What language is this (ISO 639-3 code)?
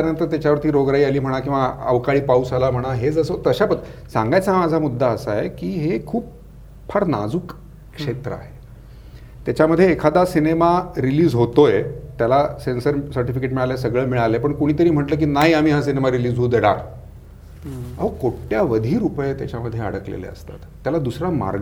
mar